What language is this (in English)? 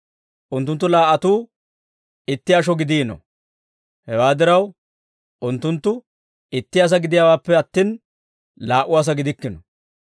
Dawro